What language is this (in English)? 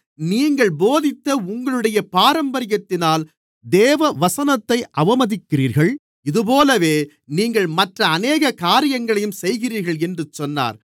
Tamil